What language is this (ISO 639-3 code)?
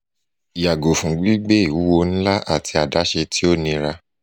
yor